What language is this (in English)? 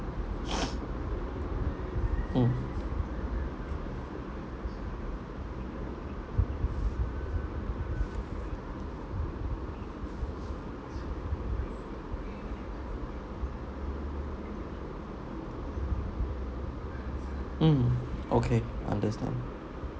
English